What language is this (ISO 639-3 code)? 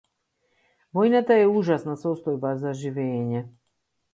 mkd